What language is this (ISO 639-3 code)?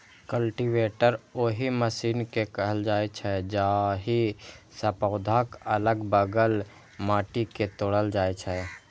mai